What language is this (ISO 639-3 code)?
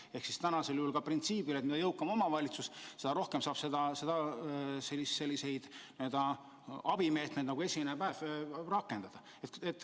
est